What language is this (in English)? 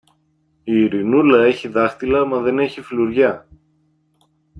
Greek